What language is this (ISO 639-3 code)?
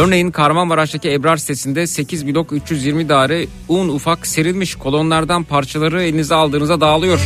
tur